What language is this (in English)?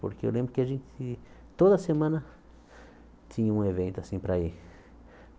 Portuguese